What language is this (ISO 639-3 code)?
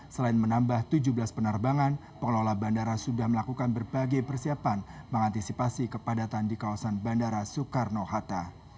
ind